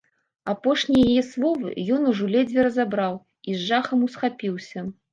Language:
Belarusian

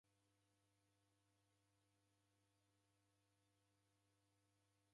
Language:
Taita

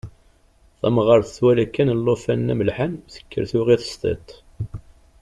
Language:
Kabyle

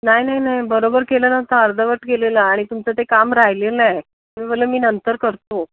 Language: Marathi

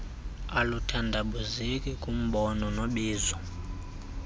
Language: Xhosa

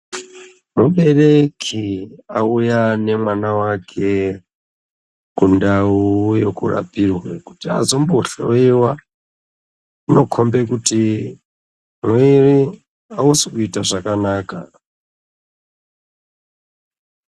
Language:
Ndau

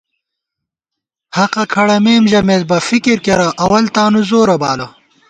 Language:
Gawar-Bati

